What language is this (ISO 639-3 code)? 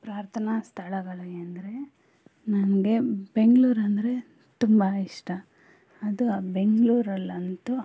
kan